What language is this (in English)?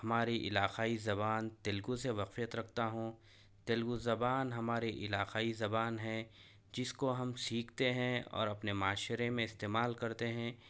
Urdu